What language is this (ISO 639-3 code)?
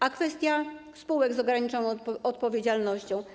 pol